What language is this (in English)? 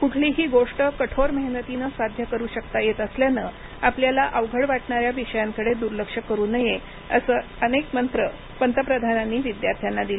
Marathi